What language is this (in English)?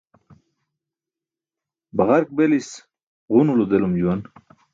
Burushaski